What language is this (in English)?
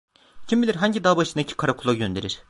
Turkish